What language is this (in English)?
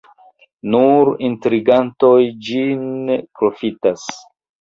Esperanto